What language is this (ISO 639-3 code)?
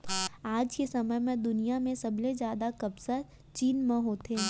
hne